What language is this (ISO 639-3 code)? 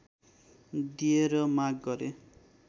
nep